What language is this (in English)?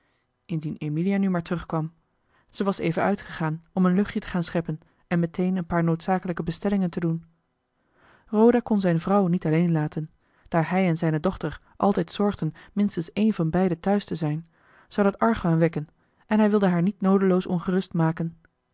Dutch